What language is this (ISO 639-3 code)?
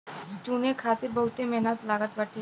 bho